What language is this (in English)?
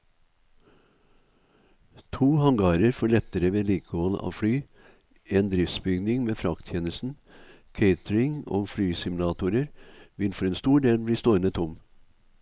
Norwegian